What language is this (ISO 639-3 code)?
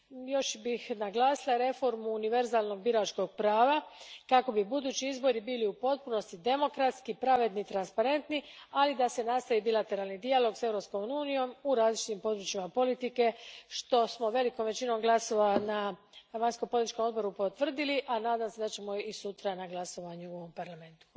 hrv